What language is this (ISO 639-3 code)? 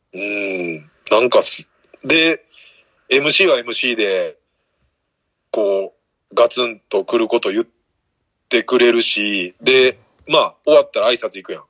jpn